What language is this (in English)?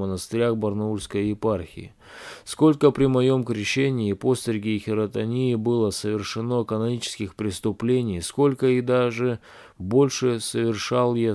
Russian